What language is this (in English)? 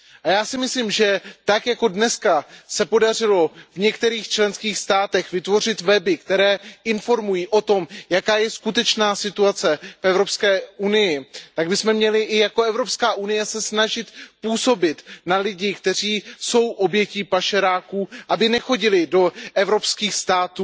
Czech